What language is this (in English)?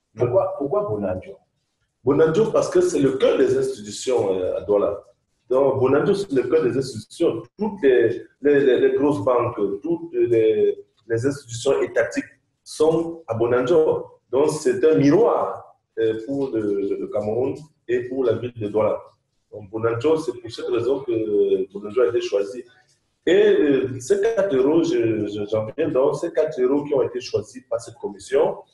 French